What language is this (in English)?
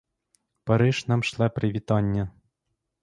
Ukrainian